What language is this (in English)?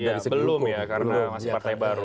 Indonesian